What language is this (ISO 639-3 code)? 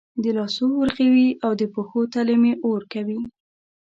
pus